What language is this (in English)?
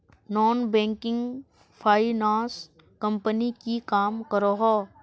Magahi